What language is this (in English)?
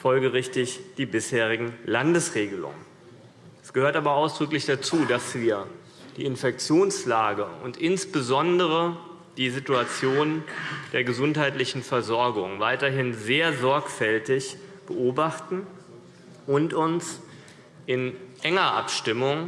German